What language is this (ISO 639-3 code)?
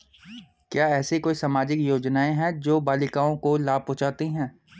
hin